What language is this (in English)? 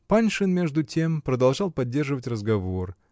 Russian